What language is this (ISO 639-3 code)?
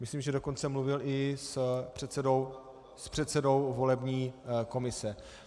ces